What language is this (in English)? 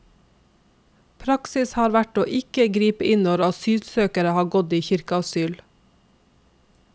Norwegian